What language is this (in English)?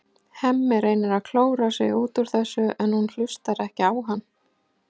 Icelandic